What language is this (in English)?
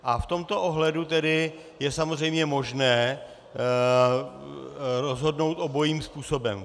Czech